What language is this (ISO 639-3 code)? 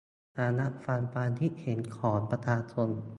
tha